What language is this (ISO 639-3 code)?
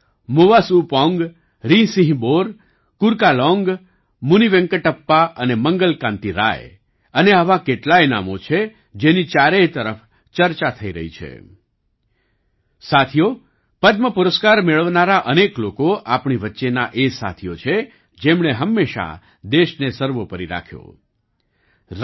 guj